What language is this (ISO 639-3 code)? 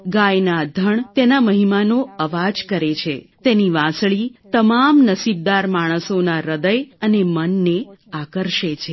guj